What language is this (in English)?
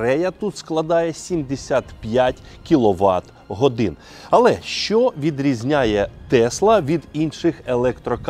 Ukrainian